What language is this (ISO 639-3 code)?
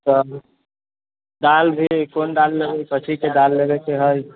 mai